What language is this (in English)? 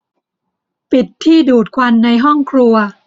Thai